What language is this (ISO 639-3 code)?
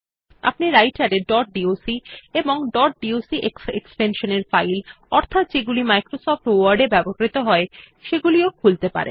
ben